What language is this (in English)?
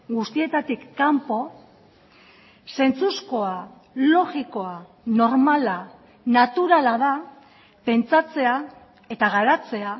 Basque